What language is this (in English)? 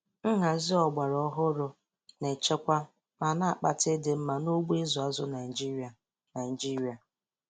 Igbo